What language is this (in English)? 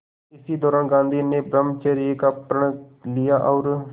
Hindi